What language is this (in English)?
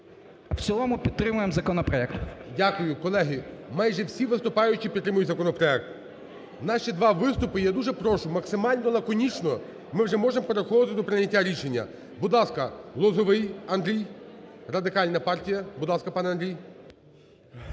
Ukrainian